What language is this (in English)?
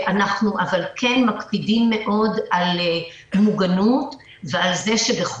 Hebrew